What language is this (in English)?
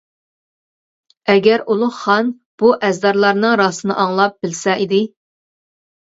Uyghur